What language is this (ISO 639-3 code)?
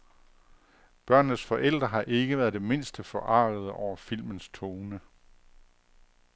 dan